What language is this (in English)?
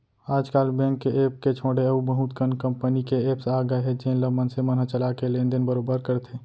Chhattisgarhi